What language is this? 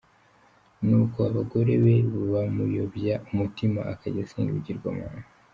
Kinyarwanda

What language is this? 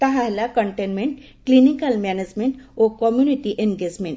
Odia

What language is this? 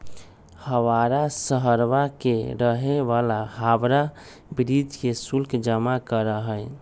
Magahi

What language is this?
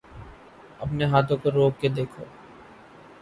Urdu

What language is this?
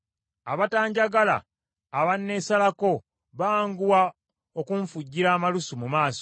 Ganda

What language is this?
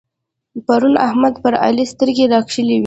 Pashto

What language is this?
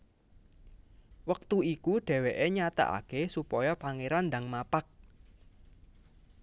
Javanese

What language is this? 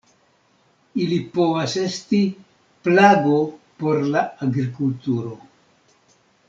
Esperanto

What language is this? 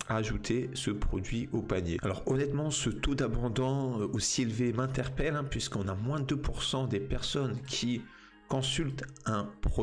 French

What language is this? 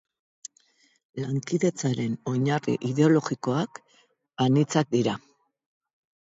Basque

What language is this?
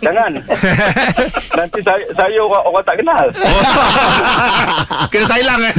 Malay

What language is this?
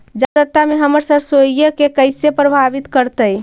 Magahi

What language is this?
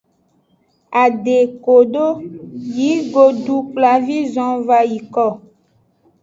Aja (Benin)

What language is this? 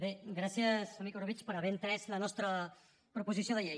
Catalan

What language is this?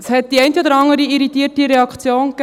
Swiss German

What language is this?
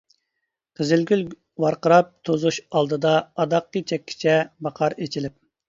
Uyghur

